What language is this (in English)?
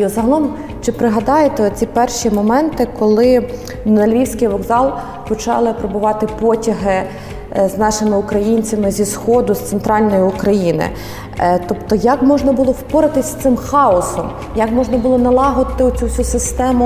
Ukrainian